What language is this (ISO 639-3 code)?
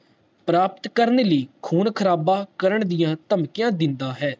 pan